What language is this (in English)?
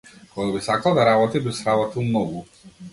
Macedonian